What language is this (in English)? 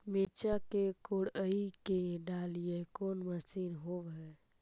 Magahi